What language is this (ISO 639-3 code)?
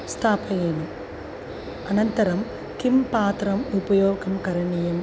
san